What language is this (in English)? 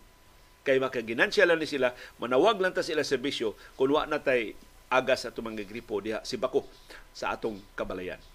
Filipino